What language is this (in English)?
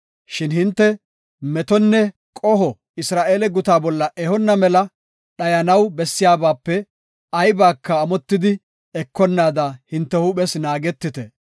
Gofa